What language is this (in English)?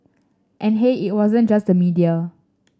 English